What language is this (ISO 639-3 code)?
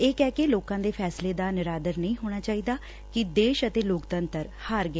pan